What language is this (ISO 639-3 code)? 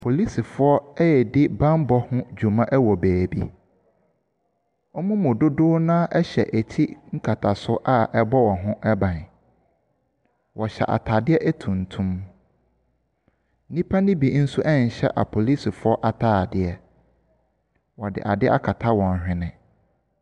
aka